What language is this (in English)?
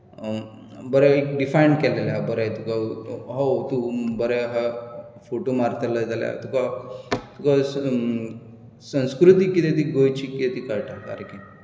Konkani